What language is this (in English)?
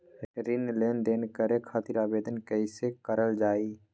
Magahi